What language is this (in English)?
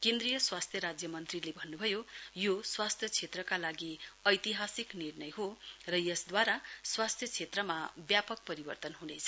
Nepali